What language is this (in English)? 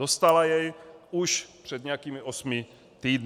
Czech